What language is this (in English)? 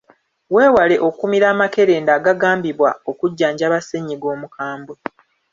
Ganda